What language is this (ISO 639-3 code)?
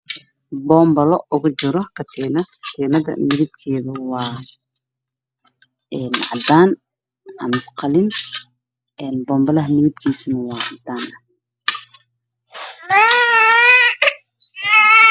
som